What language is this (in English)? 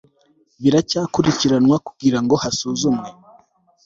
Kinyarwanda